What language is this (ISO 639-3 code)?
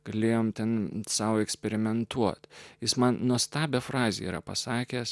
lit